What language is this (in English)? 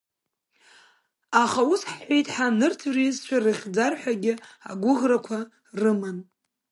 Abkhazian